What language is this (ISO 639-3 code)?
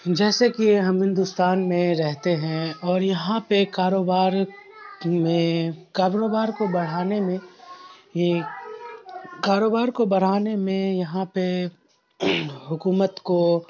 urd